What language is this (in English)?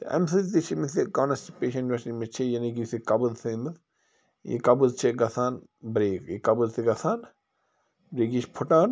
Kashmiri